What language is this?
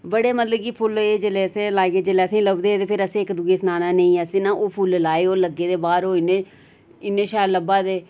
Dogri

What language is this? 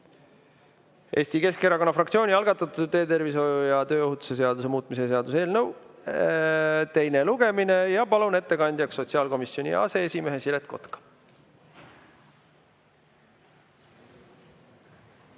Estonian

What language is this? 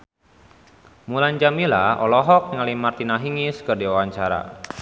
Sundanese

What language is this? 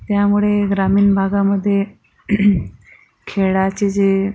Marathi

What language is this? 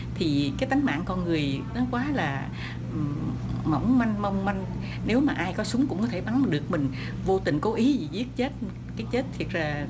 Vietnamese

